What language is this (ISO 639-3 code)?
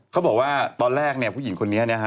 tha